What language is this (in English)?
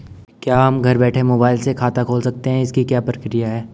Hindi